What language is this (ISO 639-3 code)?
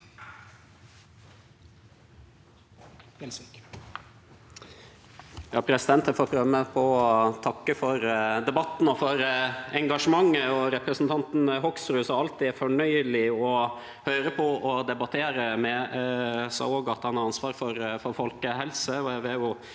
nor